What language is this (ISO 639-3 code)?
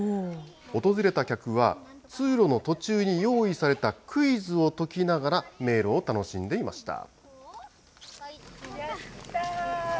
jpn